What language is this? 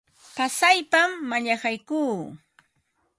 Ambo-Pasco Quechua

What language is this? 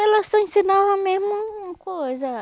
Portuguese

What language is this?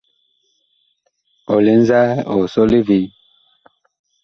Bakoko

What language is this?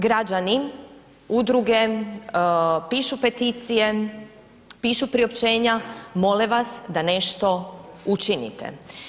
Croatian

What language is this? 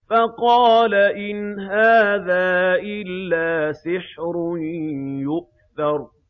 Arabic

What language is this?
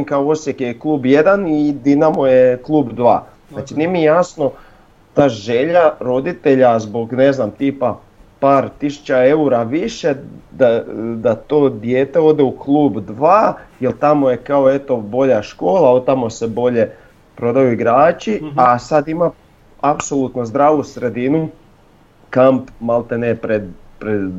Croatian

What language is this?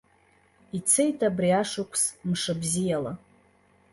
Abkhazian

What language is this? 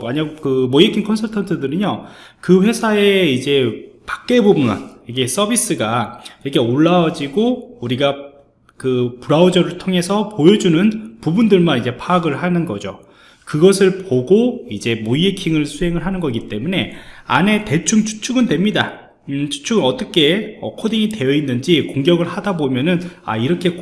Korean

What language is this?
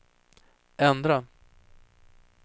Swedish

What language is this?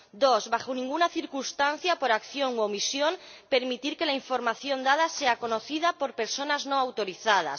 Spanish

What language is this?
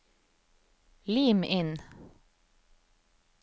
Norwegian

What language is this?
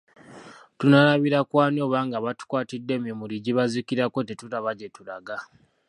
Ganda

